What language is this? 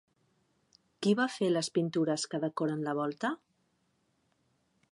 Catalan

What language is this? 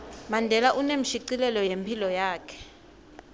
Swati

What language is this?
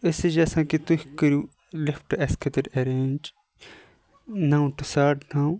Kashmiri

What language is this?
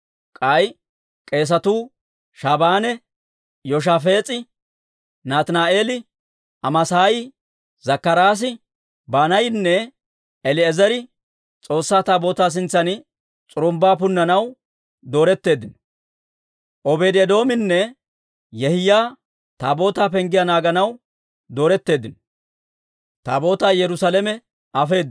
Dawro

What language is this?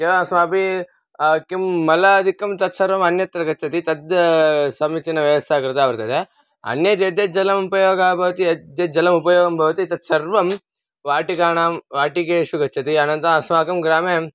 Sanskrit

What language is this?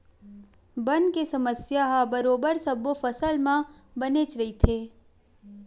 Chhattisgarhi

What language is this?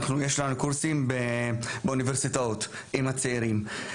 Hebrew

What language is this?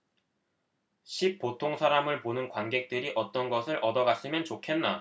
Korean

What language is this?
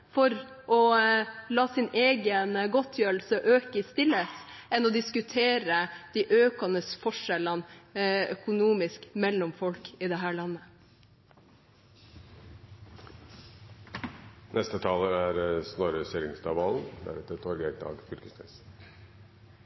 Norwegian Bokmål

